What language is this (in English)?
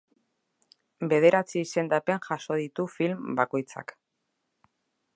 Basque